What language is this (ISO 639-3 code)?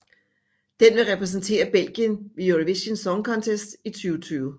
dan